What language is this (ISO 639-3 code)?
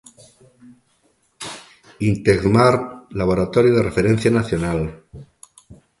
glg